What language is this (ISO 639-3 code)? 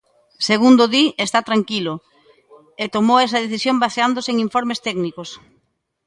glg